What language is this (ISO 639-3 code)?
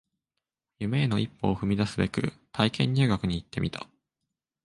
jpn